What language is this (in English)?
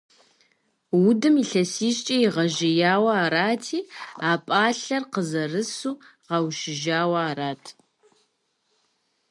Kabardian